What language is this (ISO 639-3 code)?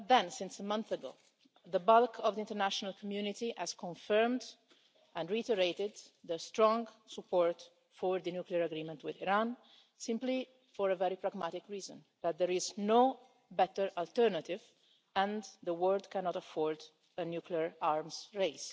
eng